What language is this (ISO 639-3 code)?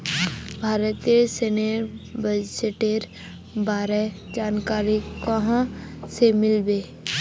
mag